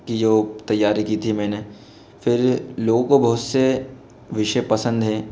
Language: Hindi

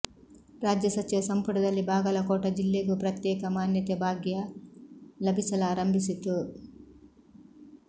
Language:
Kannada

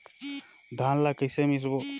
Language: Chhattisgarhi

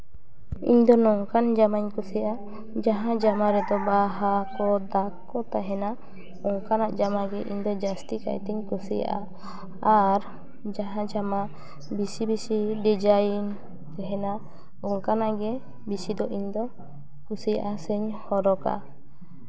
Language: Santali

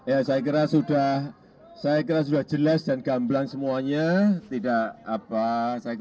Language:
Indonesian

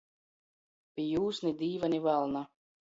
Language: Latgalian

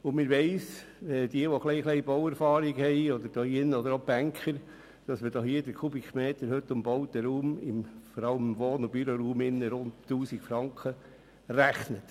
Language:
Swiss German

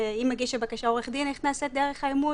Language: Hebrew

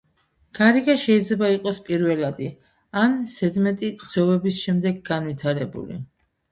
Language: Georgian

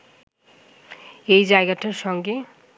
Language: Bangla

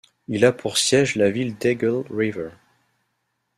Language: French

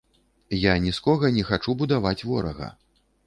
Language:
Belarusian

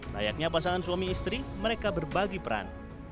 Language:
Indonesian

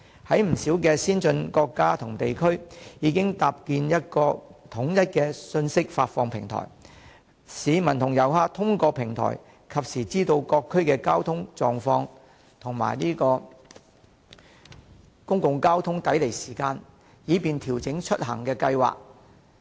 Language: Cantonese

